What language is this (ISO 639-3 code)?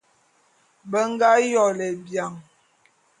bum